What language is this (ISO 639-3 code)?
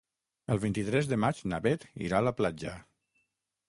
cat